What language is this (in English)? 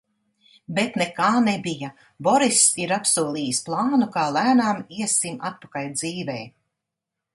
Latvian